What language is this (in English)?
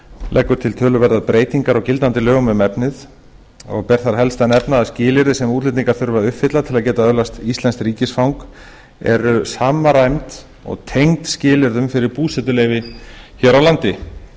Icelandic